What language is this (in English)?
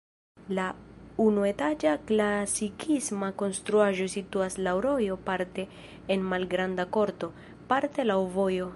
Esperanto